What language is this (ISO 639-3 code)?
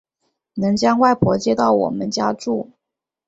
zho